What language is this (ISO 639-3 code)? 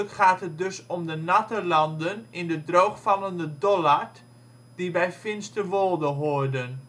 nld